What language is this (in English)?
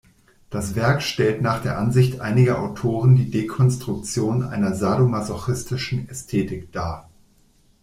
German